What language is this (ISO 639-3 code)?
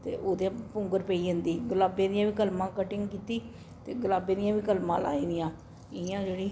doi